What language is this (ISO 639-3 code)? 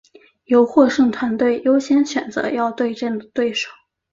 zho